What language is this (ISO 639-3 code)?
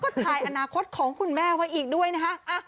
tha